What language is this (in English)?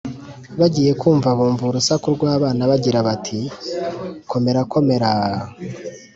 Kinyarwanda